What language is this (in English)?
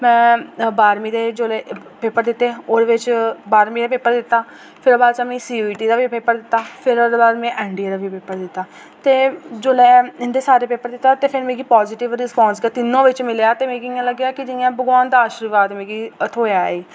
Dogri